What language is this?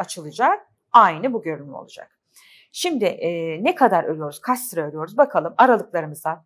Turkish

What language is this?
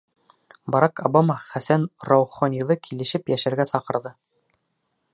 Bashkir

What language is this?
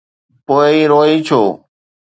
Sindhi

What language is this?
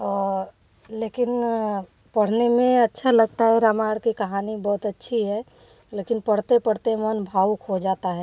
Hindi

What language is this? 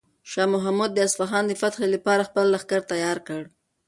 Pashto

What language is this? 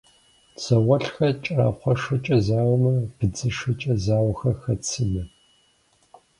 Kabardian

